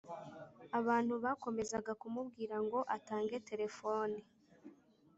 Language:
Kinyarwanda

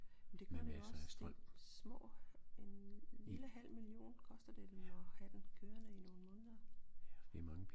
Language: Danish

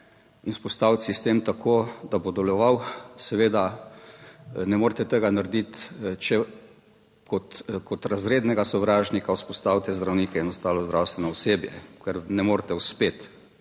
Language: Slovenian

